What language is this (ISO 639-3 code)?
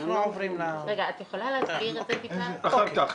heb